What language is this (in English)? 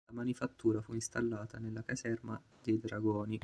Italian